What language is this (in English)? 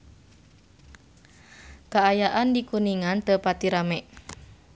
Sundanese